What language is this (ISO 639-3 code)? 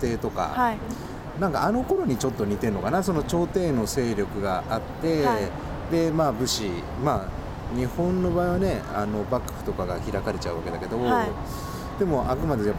jpn